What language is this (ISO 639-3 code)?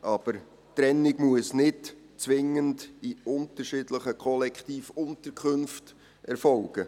gsw